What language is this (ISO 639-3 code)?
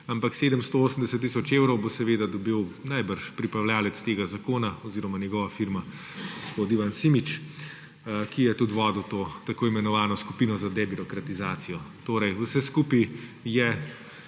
slv